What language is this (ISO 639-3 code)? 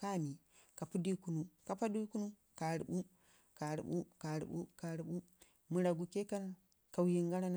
ngi